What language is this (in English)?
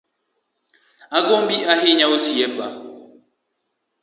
Luo (Kenya and Tanzania)